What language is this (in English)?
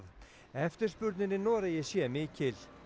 Icelandic